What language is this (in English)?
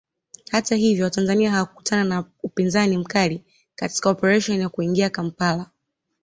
Swahili